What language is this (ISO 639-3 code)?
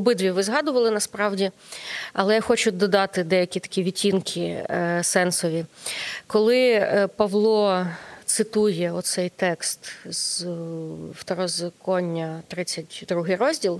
ukr